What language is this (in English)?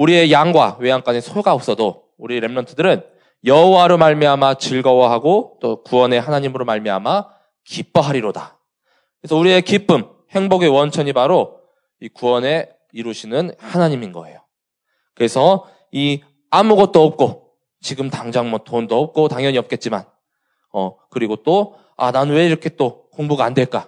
Korean